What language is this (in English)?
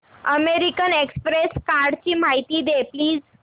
Marathi